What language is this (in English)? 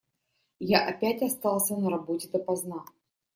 Russian